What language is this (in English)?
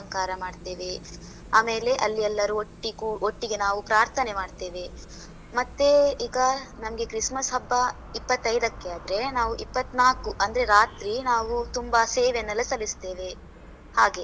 Kannada